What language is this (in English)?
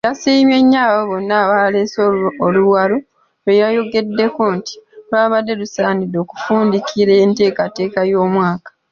Ganda